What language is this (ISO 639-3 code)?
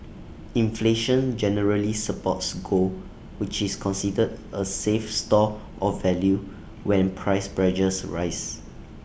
eng